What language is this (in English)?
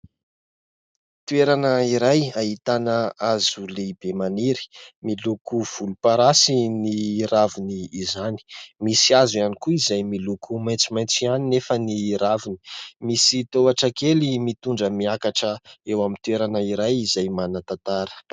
Malagasy